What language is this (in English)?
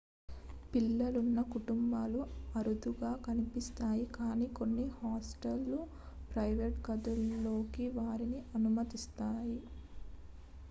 Telugu